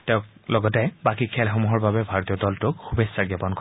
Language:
Assamese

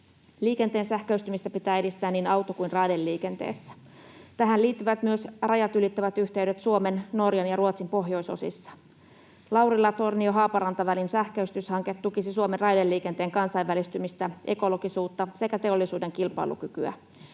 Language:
Finnish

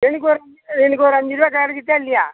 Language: Tamil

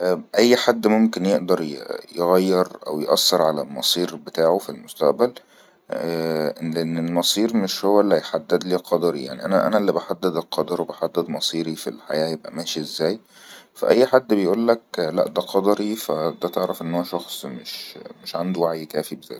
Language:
Egyptian Arabic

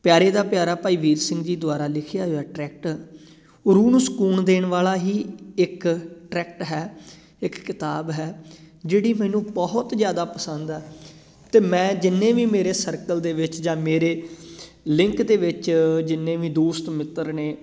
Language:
Punjabi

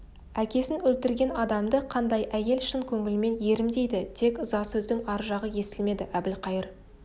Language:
Kazakh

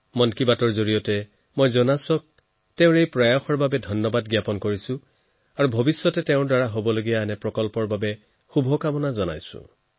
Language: Assamese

